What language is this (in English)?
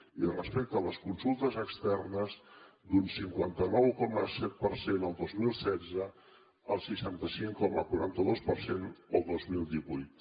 Catalan